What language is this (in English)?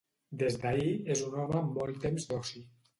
Catalan